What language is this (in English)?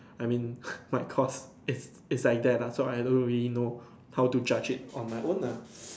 English